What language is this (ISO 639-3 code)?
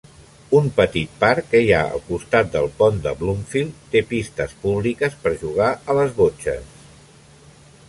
cat